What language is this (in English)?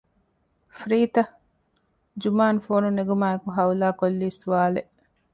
Divehi